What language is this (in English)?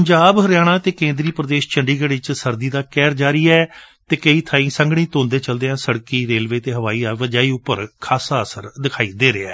Punjabi